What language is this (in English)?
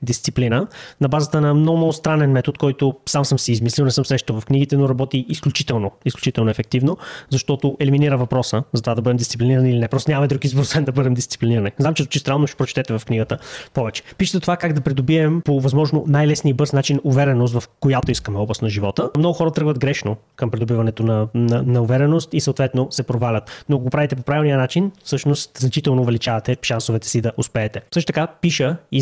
Bulgarian